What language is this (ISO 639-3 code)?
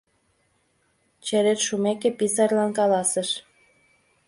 chm